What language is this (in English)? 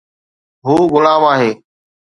Sindhi